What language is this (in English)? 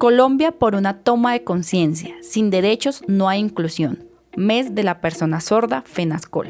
Spanish